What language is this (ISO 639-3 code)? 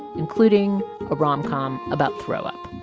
eng